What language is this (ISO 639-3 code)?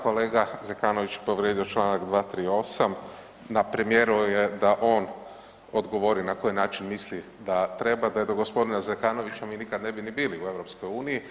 hrv